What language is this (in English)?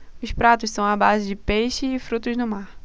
Portuguese